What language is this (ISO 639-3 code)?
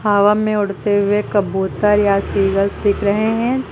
hin